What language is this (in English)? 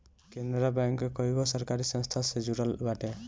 Bhojpuri